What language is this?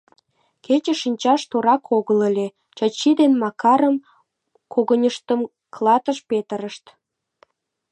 Mari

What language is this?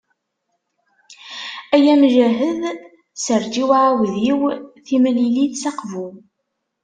Kabyle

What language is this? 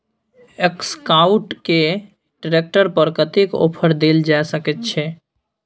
Maithili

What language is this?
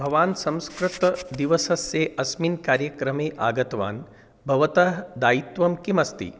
Sanskrit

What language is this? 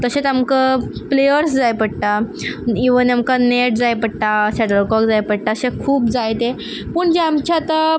Konkani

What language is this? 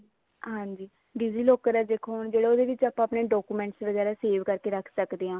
Punjabi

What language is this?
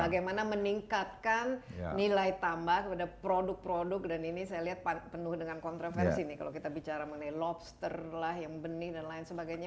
Indonesian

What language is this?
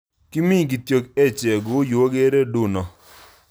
Kalenjin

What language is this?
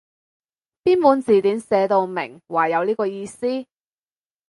Cantonese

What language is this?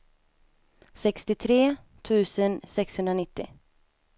Swedish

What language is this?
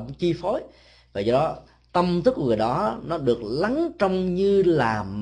Vietnamese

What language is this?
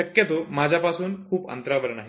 Marathi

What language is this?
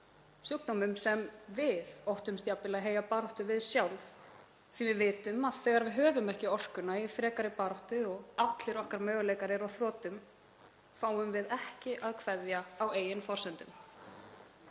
Icelandic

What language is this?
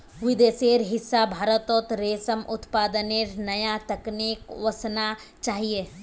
Magahi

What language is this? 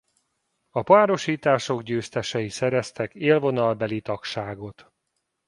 Hungarian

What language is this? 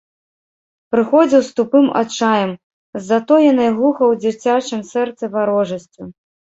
Belarusian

